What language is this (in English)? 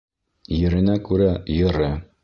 Bashkir